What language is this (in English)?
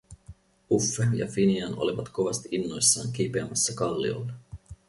Finnish